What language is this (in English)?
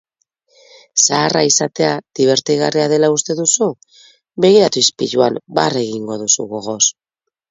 Basque